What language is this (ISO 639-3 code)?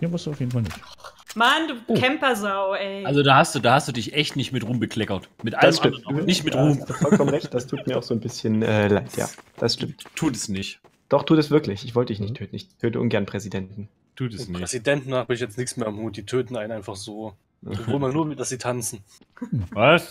deu